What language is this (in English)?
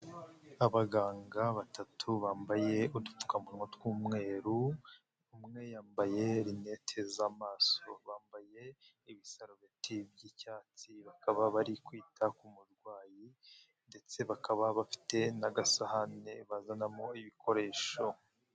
Kinyarwanda